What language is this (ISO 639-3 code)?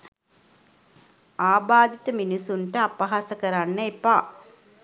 sin